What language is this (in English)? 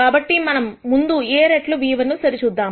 Telugu